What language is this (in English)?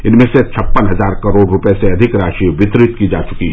Hindi